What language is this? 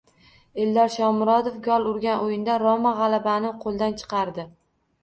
Uzbek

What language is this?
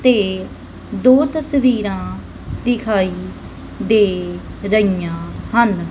Punjabi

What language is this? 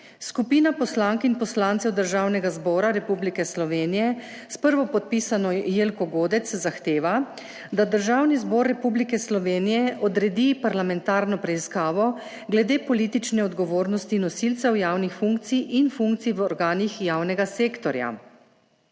Slovenian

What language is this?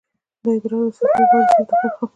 Pashto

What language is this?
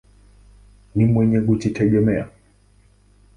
Swahili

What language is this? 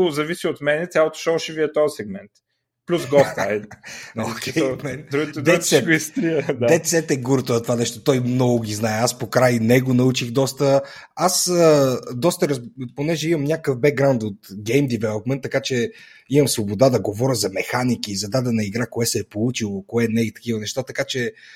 Bulgarian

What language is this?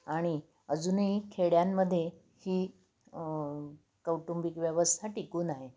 Marathi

